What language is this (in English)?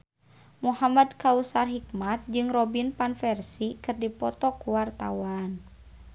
Sundanese